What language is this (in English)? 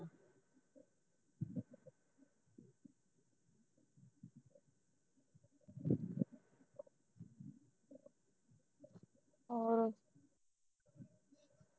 Punjabi